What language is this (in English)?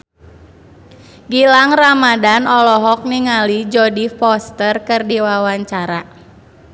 Sundanese